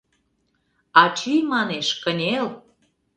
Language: Mari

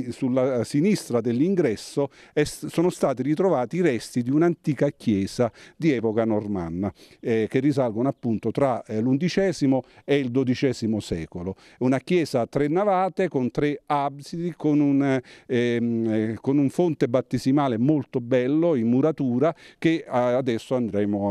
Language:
Italian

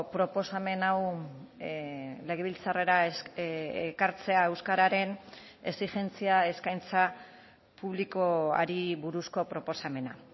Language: Basque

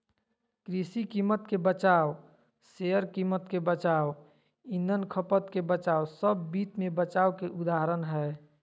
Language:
Magahi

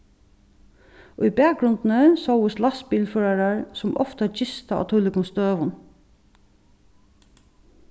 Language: Faroese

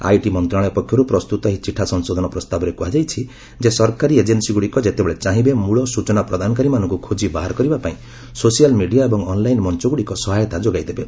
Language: Odia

